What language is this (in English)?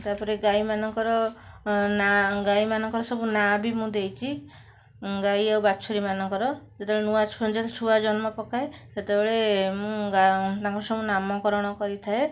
Odia